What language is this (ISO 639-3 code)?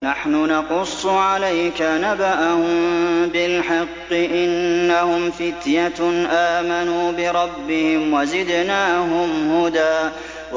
ara